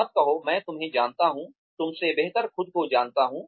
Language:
Hindi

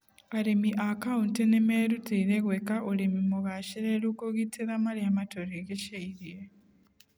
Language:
Kikuyu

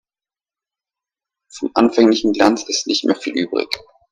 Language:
German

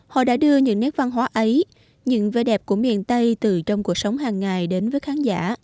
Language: Vietnamese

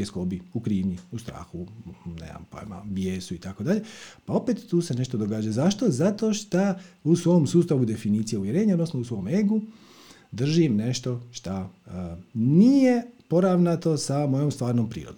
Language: Croatian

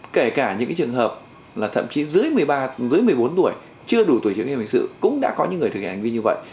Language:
Vietnamese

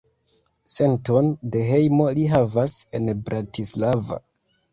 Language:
Esperanto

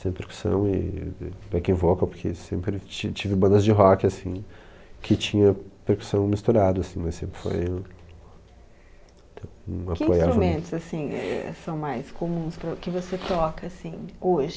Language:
Portuguese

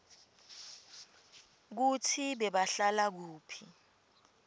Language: Swati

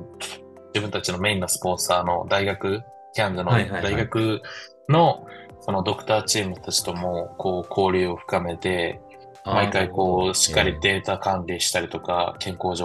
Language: Japanese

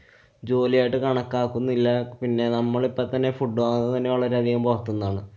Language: Malayalam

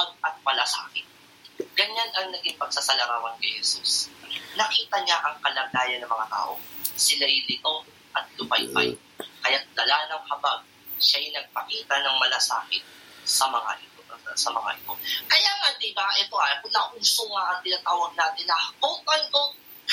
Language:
Filipino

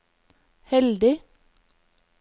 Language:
Norwegian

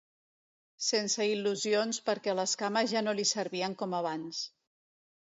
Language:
Catalan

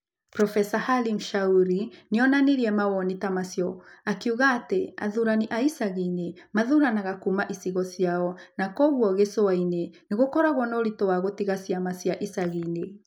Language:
Kikuyu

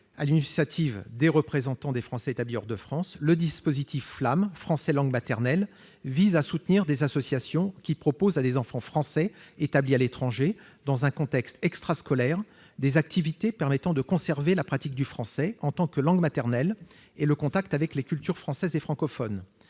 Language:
French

